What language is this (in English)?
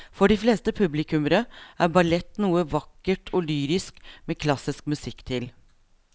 Norwegian